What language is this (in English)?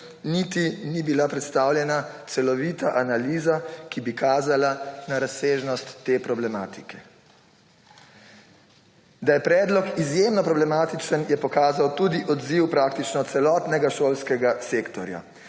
Slovenian